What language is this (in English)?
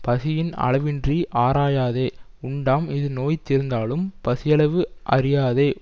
Tamil